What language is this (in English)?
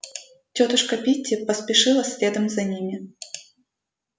Russian